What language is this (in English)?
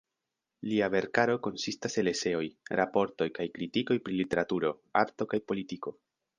Esperanto